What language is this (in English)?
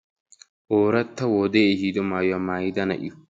Wolaytta